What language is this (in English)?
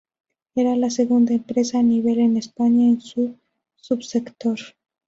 Spanish